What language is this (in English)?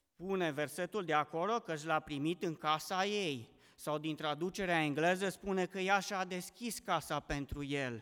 Romanian